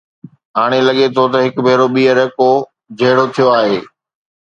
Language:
Sindhi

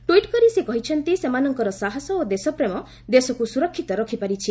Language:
Odia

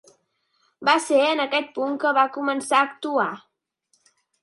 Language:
Catalan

